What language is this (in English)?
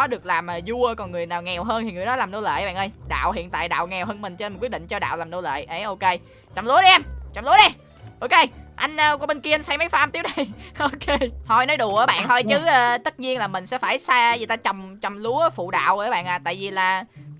Vietnamese